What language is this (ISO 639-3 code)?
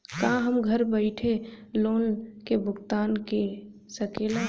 bho